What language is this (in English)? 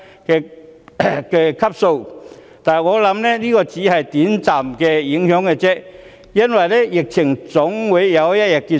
Cantonese